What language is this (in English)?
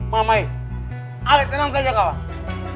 Indonesian